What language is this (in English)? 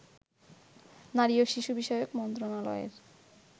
Bangla